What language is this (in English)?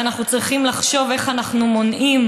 Hebrew